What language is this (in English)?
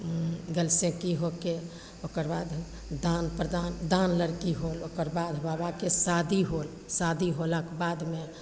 Maithili